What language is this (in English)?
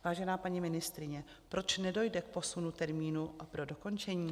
Czech